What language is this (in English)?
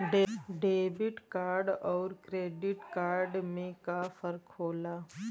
Bhojpuri